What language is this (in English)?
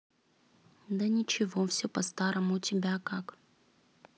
Russian